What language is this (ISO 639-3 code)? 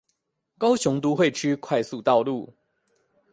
zho